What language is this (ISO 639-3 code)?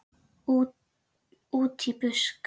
isl